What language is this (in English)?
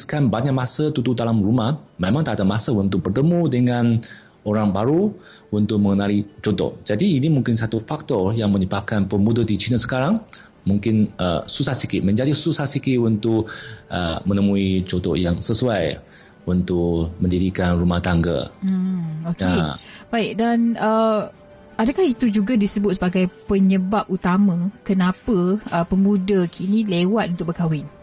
Malay